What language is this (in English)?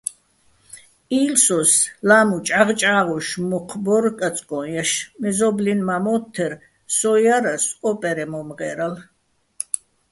Bats